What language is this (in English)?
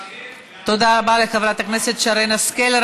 Hebrew